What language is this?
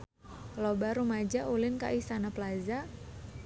Sundanese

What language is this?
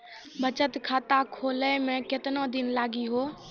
Maithili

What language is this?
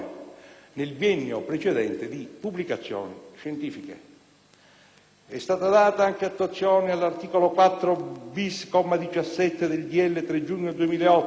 Italian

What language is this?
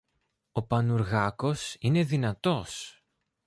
Greek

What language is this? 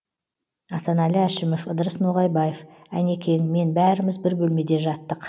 Kazakh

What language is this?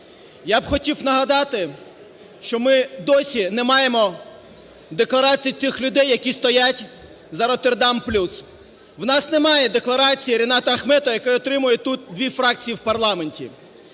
Ukrainian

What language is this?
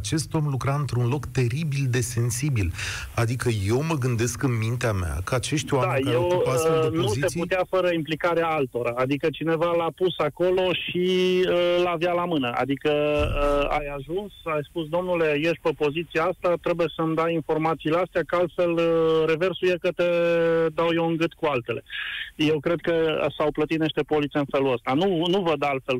Romanian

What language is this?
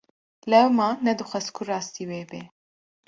Kurdish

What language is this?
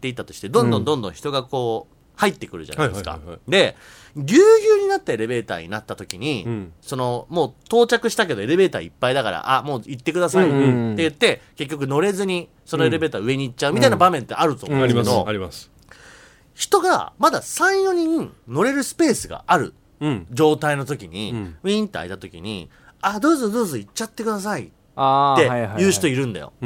Japanese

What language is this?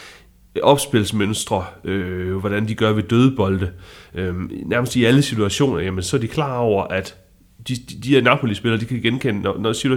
Danish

